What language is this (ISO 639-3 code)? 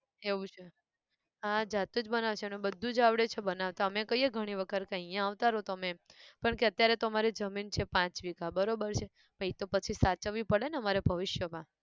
guj